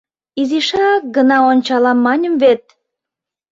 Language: Mari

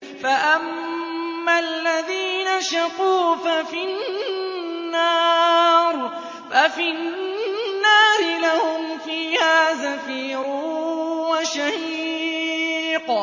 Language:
Arabic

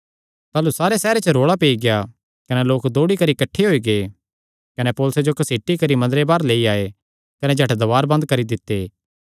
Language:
Kangri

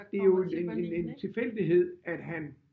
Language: Danish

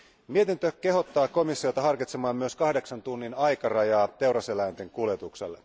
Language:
Finnish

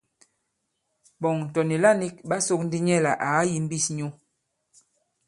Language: Bankon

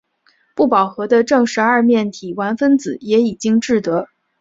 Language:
Chinese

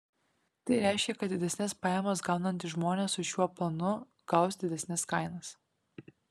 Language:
Lithuanian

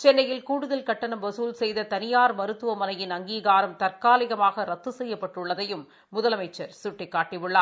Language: Tamil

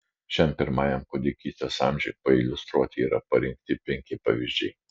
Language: Lithuanian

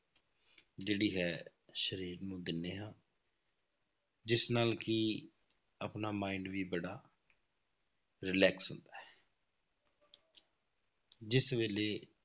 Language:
Punjabi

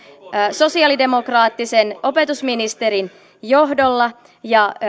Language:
Finnish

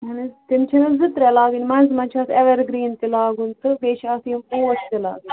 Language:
Kashmiri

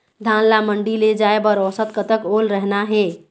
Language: Chhattisgarhi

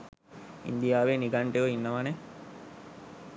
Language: Sinhala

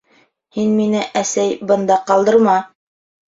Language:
Bashkir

